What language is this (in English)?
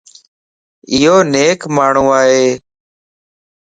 Lasi